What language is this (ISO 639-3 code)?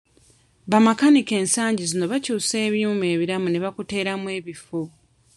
lug